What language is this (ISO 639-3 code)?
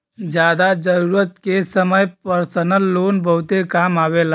bho